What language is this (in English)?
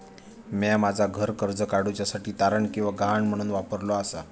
Marathi